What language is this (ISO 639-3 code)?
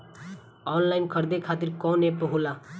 bho